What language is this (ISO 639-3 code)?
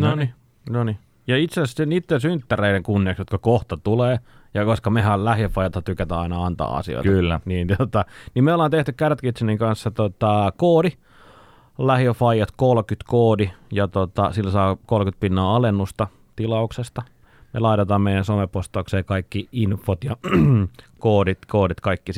fin